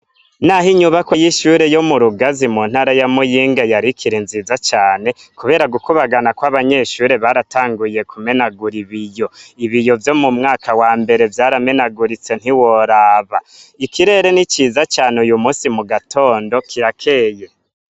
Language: Rundi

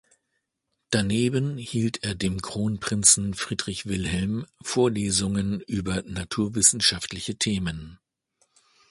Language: German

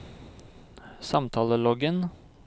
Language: Norwegian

